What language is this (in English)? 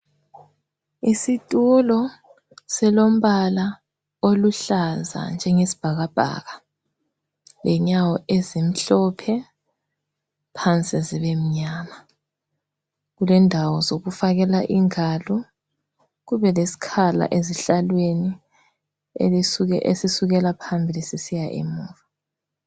North Ndebele